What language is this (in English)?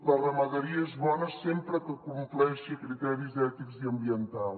Catalan